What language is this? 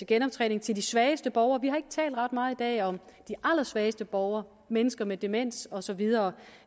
Danish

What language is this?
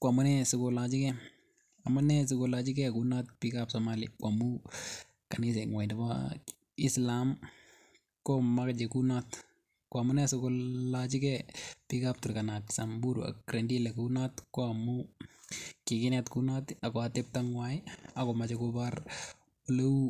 Kalenjin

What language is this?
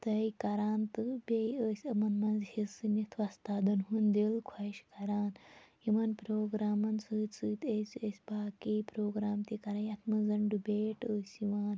Kashmiri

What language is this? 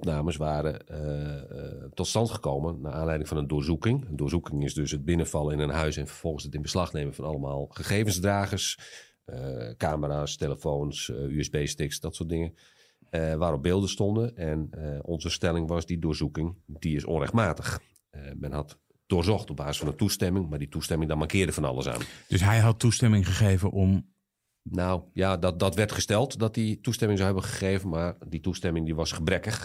Dutch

